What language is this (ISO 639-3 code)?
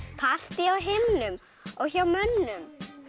isl